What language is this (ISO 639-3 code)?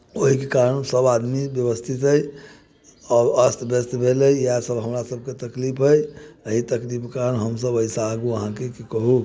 mai